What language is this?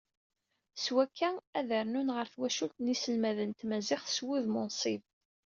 Kabyle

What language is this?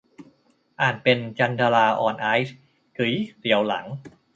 Thai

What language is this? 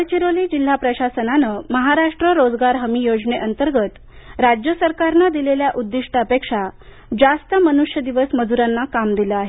Marathi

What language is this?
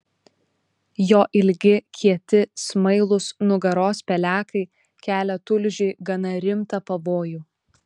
Lithuanian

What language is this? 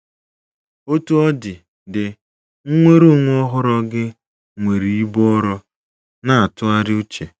Igbo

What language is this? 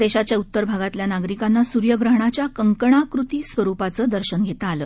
Marathi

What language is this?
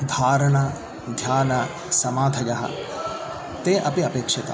Sanskrit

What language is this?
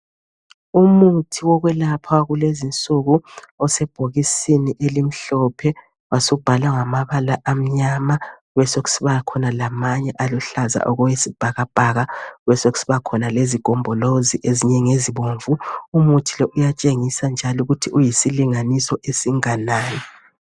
North Ndebele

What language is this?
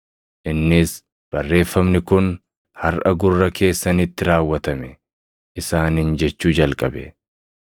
Oromo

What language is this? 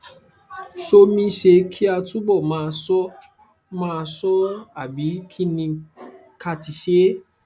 Yoruba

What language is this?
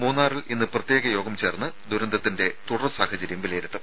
Malayalam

